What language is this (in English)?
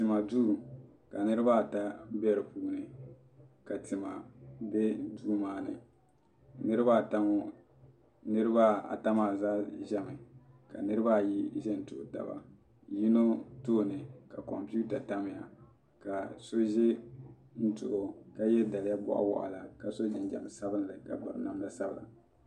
Dagbani